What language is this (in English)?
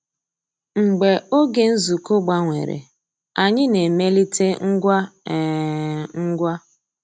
Igbo